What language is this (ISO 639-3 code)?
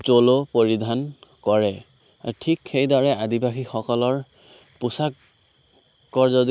asm